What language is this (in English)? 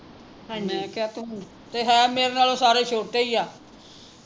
Punjabi